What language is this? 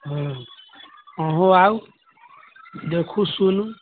Maithili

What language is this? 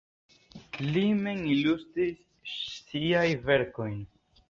Esperanto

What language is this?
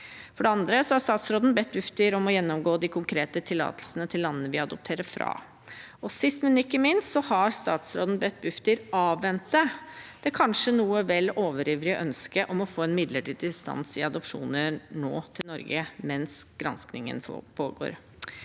Norwegian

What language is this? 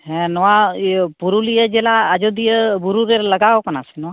Santali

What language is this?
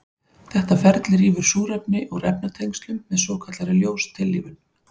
Icelandic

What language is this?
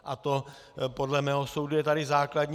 Czech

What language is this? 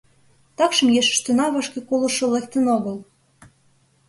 Mari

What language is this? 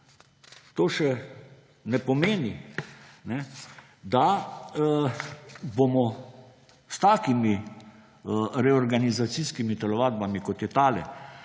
Slovenian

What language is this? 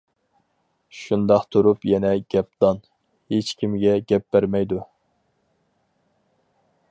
Uyghur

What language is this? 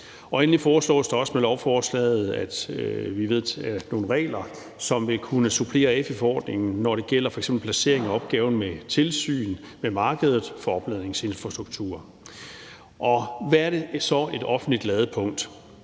Danish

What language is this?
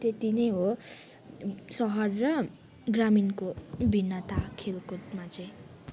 Nepali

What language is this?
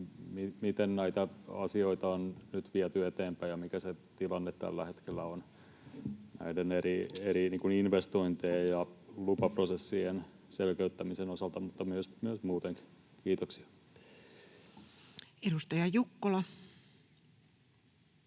Finnish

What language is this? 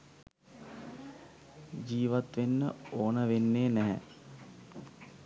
Sinhala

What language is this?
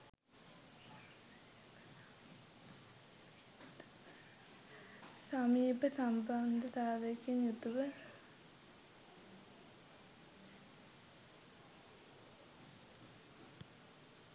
Sinhala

